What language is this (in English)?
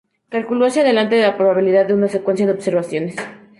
Spanish